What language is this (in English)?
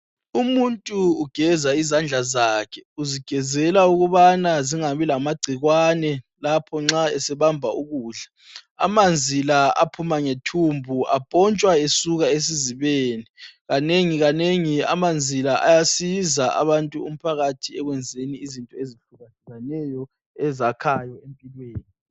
North Ndebele